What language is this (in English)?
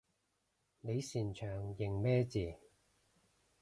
Cantonese